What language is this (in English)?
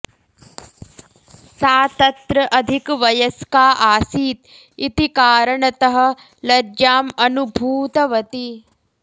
Sanskrit